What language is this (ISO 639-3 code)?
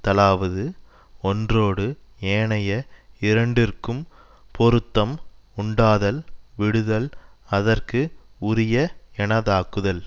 tam